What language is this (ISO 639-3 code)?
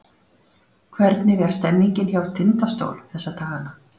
isl